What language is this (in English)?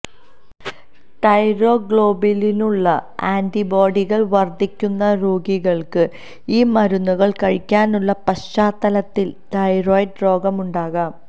Malayalam